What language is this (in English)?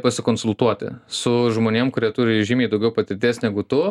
Lithuanian